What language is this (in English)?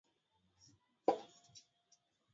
Swahili